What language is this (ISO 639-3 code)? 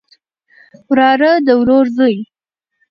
pus